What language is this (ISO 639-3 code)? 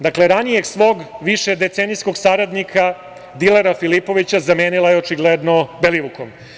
srp